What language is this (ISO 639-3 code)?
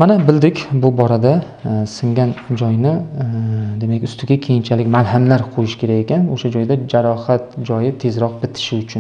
tur